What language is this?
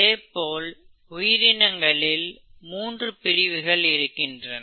Tamil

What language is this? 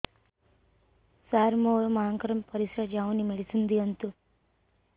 Odia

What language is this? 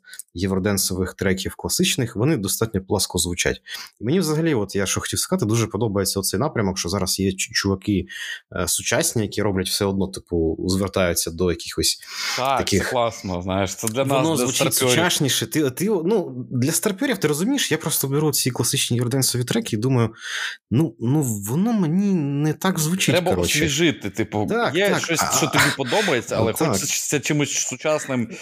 Ukrainian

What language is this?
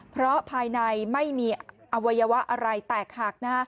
Thai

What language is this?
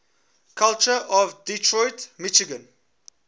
English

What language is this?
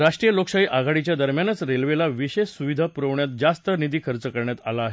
Marathi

